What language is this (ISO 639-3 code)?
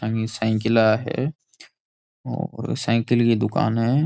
raj